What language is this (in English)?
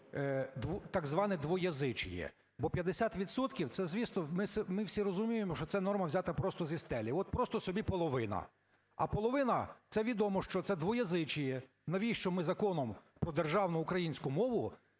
Ukrainian